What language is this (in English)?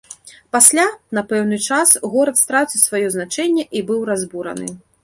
Belarusian